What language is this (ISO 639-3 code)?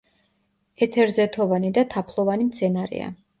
kat